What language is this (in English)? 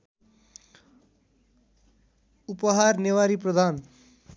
Nepali